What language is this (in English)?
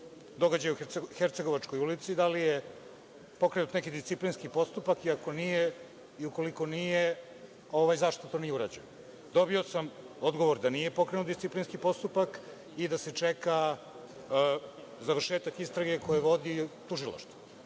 Serbian